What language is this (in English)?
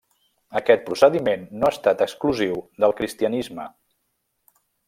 Catalan